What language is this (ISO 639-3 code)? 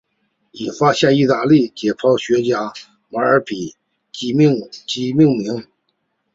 zho